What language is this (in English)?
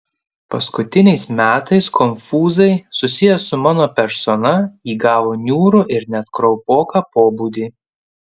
Lithuanian